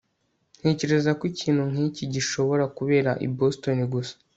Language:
Kinyarwanda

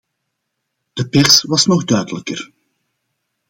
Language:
Dutch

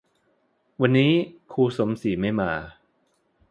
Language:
Thai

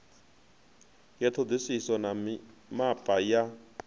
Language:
Venda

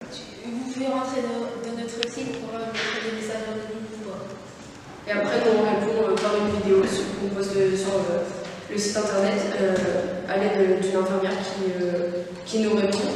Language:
French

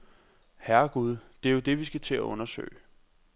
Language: Danish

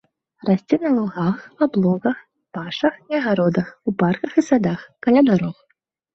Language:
Belarusian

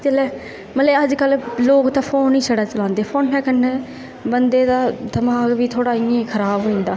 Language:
Dogri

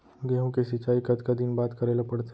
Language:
Chhattisgarhi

